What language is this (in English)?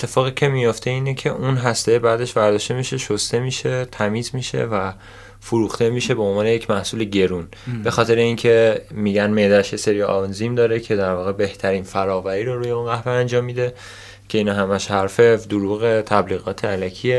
Persian